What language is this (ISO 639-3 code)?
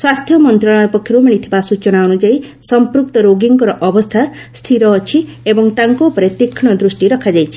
ori